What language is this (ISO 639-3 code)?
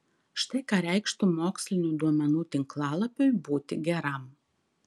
lit